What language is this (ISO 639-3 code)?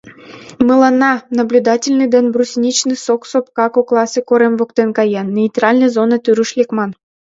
chm